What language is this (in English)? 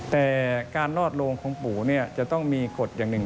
Thai